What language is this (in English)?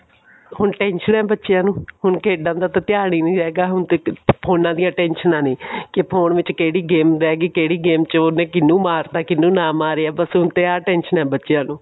Punjabi